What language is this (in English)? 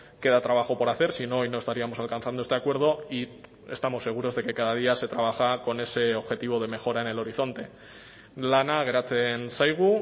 Spanish